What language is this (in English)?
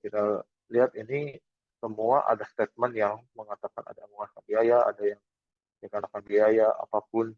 Indonesian